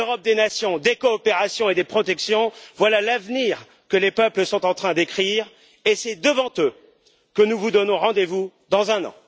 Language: French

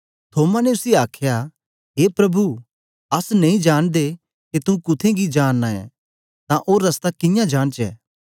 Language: Dogri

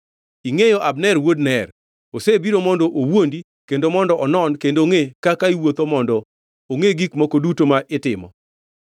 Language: Luo (Kenya and Tanzania)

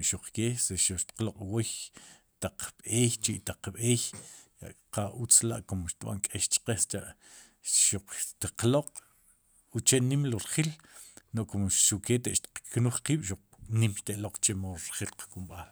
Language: Sipacapense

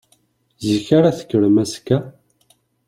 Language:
Kabyle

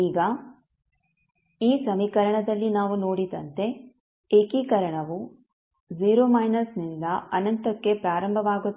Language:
Kannada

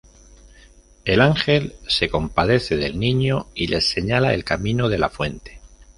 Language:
Spanish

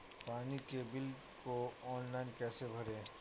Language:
Hindi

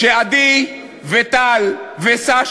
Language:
Hebrew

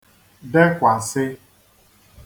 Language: Igbo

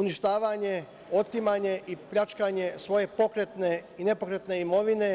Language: Serbian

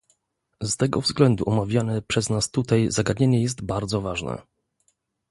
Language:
Polish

